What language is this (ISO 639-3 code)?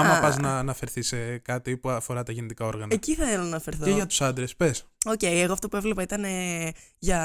ell